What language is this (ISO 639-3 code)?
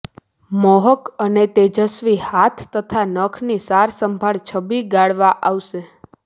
guj